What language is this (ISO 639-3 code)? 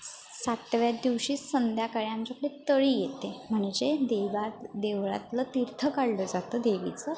mar